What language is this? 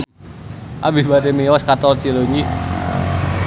Sundanese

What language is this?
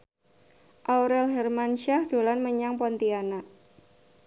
Javanese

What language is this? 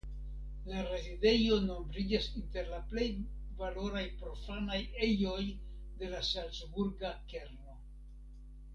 Esperanto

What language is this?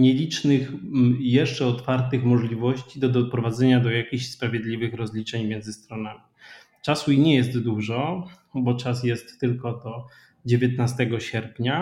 Polish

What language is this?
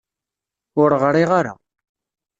Kabyle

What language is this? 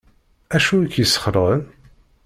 Kabyle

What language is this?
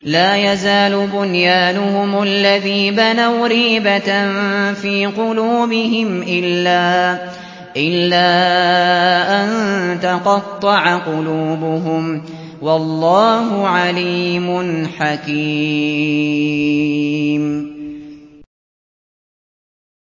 Arabic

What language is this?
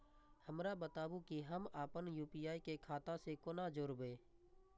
Maithili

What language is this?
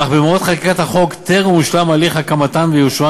Hebrew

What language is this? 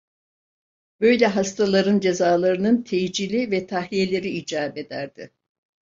Turkish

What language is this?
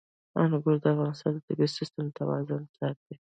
Pashto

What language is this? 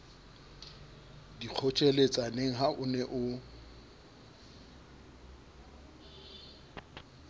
Southern Sotho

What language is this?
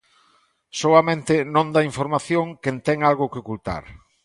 Galician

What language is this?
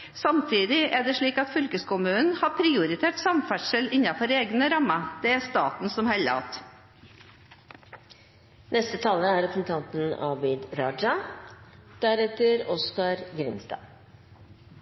Norwegian Bokmål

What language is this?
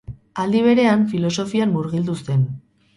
Basque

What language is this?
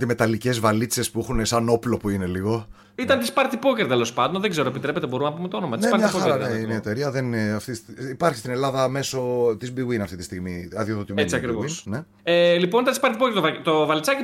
Greek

